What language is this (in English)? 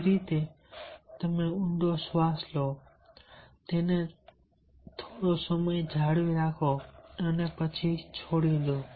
Gujarati